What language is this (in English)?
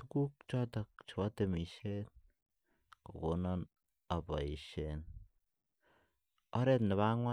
Kalenjin